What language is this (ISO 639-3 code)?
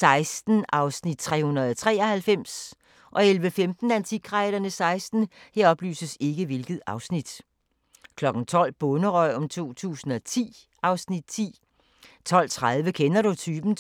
dan